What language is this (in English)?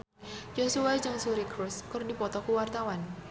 Sundanese